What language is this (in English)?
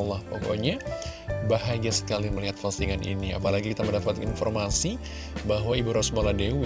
Indonesian